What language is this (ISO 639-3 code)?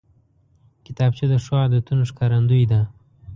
pus